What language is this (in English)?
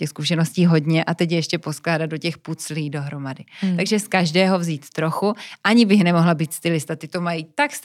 Czech